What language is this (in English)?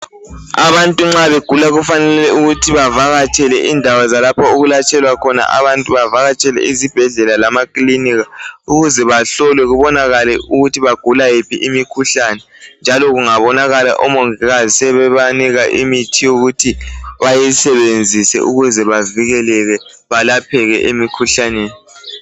North Ndebele